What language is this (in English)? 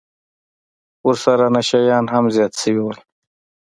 Pashto